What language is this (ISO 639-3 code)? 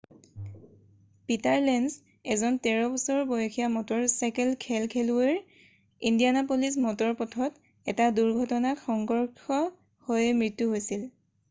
asm